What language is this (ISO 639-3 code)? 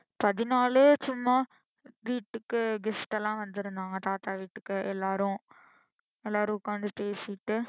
tam